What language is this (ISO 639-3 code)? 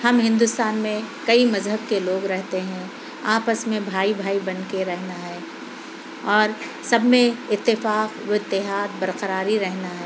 urd